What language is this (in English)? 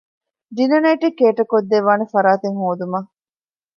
Divehi